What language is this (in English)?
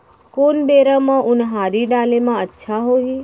Chhattisgarhi